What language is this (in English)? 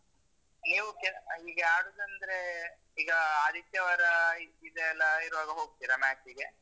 Kannada